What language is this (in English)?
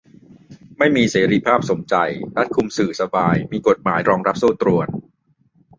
Thai